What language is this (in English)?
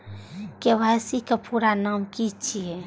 Maithili